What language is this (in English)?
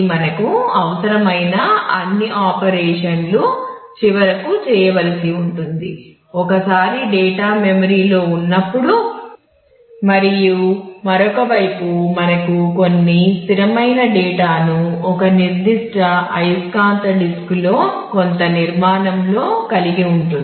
Telugu